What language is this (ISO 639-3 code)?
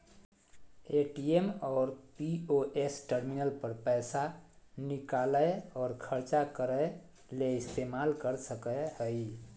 mag